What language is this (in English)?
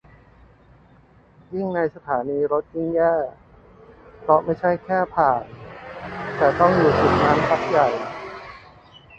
Thai